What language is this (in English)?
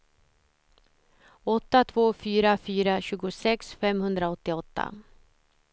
Swedish